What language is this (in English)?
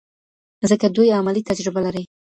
Pashto